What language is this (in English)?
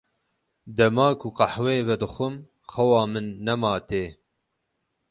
Kurdish